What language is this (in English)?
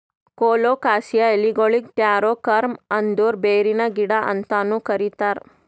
Kannada